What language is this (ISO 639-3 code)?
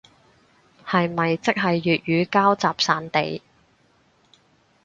yue